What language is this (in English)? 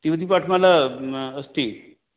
Sanskrit